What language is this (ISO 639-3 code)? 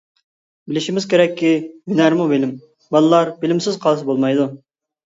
uig